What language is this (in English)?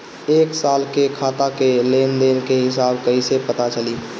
Bhojpuri